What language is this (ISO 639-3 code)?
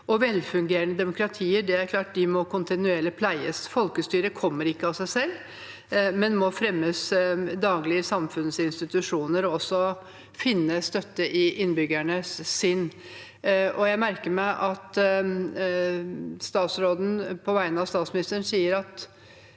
nor